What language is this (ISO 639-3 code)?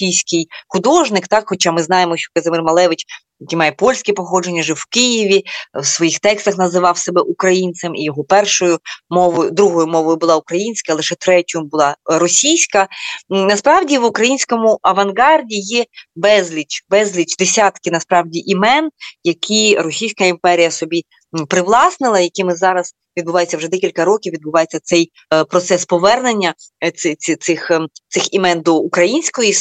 ukr